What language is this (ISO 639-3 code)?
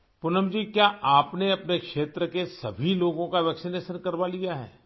urd